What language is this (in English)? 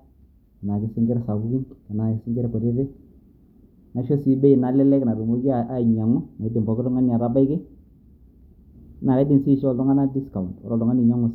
Masai